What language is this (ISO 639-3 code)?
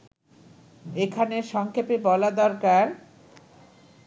ben